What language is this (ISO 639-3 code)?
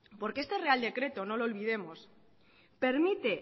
spa